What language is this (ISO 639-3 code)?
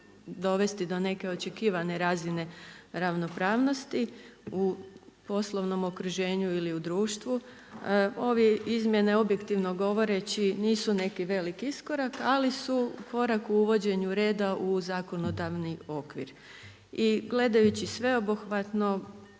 hrv